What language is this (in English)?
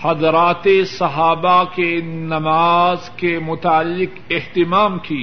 Urdu